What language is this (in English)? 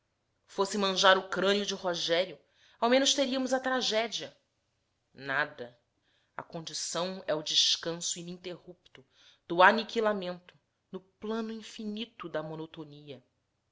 Portuguese